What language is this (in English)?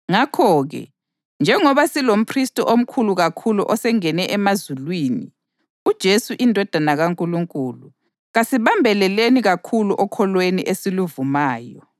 North Ndebele